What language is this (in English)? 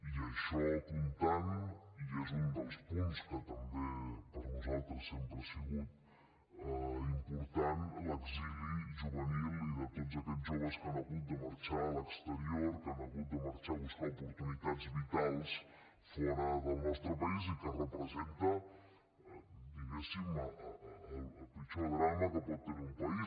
Catalan